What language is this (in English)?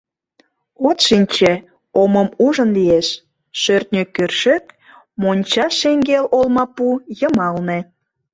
Mari